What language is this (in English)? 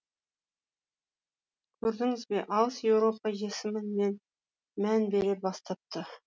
Kazakh